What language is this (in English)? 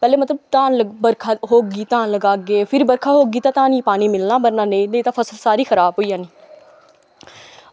Dogri